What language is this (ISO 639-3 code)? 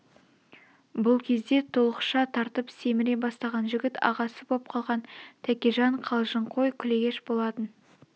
kaz